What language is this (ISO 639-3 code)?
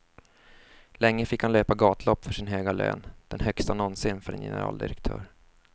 swe